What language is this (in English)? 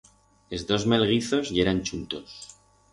Aragonese